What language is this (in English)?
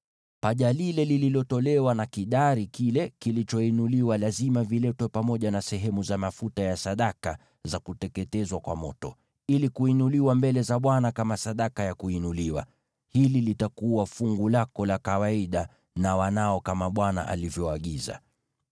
Swahili